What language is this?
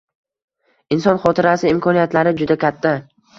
Uzbek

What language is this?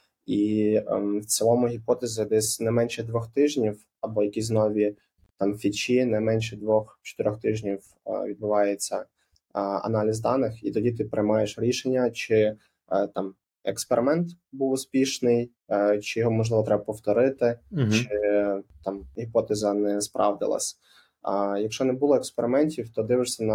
Ukrainian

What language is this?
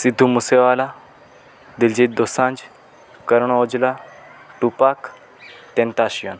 Gujarati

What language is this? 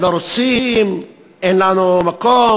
Hebrew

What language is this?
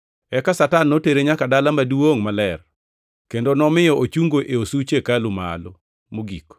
Luo (Kenya and Tanzania)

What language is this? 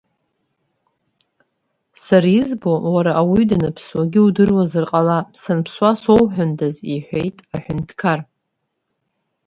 Abkhazian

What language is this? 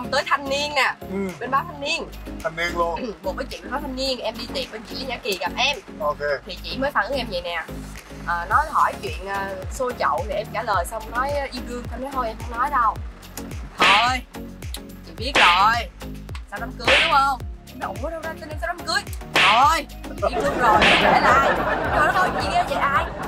Vietnamese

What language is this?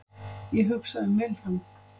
Icelandic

